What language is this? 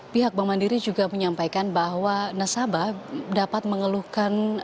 Indonesian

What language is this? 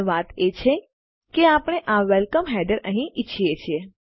Gujarati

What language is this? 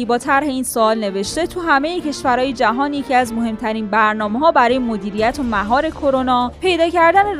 Persian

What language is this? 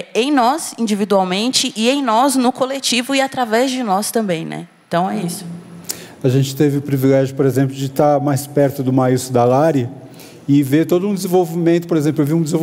Portuguese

